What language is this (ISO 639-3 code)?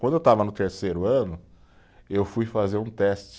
por